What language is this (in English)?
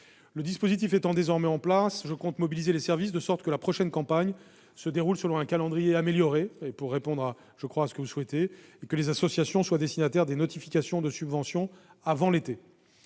French